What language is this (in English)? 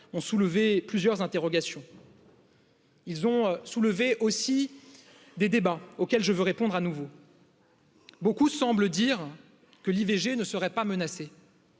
French